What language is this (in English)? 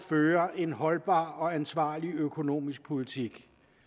Danish